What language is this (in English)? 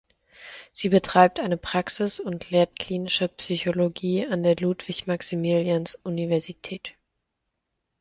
German